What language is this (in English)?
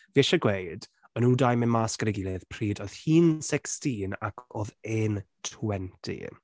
Welsh